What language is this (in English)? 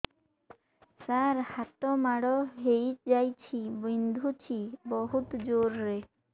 Odia